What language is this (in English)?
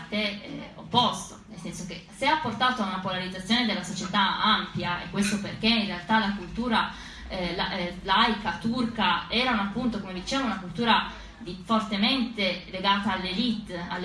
Italian